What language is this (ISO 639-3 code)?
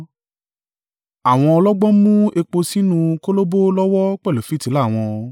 yor